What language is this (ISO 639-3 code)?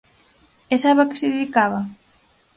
glg